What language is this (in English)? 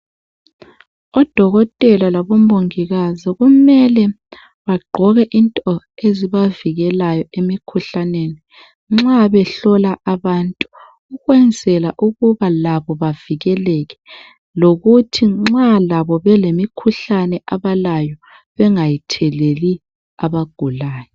North Ndebele